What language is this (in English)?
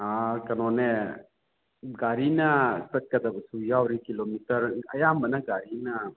Manipuri